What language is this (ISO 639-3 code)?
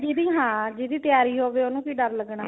pan